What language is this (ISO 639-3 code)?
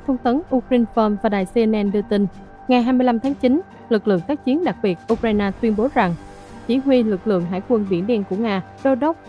vie